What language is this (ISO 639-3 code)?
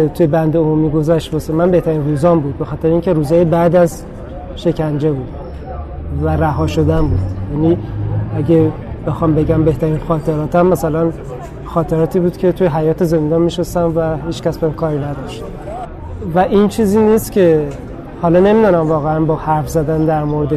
fas